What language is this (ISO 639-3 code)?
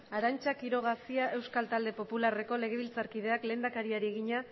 eus